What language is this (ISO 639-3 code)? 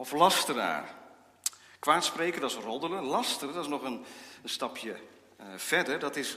nld